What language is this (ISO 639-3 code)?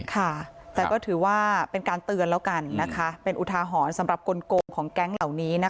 tha